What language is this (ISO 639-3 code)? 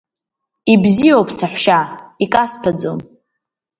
abk